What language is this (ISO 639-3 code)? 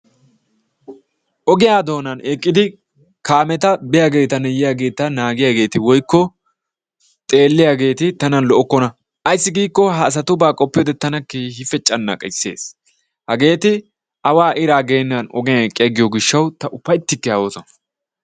wal